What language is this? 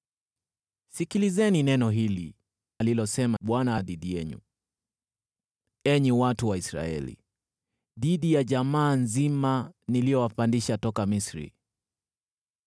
Swahili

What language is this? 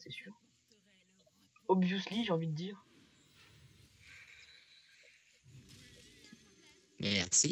French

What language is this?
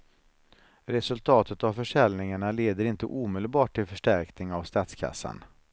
Swedish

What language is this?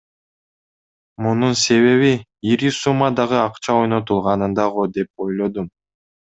Kyrgyz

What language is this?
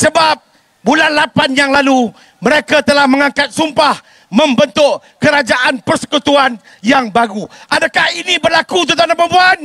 Malay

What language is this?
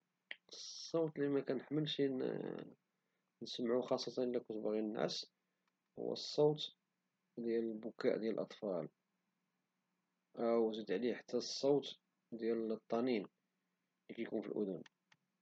Moroccan Arabic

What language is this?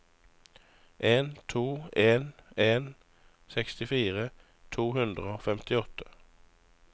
Norwegian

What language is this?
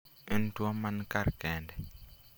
Luo (Kenya and Tanzania)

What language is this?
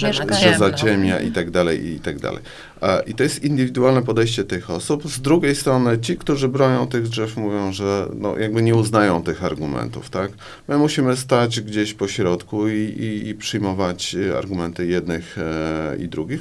Polish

